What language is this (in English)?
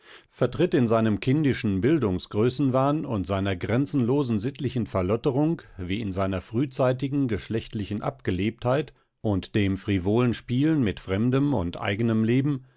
German